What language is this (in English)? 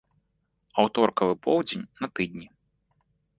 Belarusian